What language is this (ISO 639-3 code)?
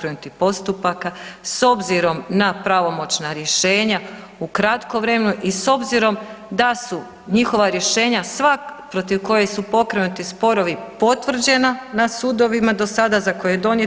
hrv